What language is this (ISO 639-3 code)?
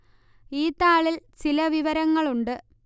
mal